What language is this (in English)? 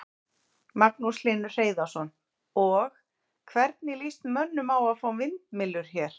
Icelandic